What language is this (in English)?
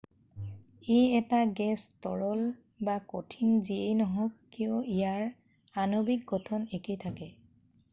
Assamese